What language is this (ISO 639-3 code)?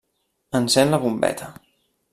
cat